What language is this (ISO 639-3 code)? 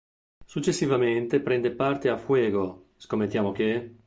ita